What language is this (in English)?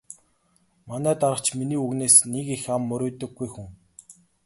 Mongolian